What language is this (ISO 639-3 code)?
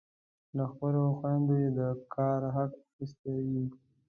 pus